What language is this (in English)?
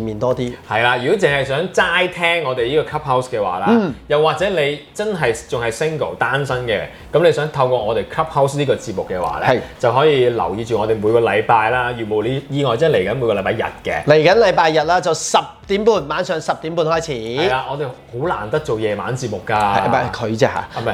Chinese